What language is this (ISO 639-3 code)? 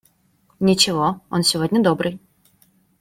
rus